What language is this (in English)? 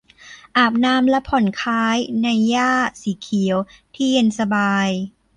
Thai